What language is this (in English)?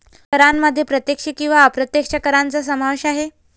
Marathi